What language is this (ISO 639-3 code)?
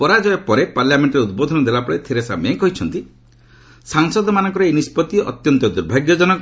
ori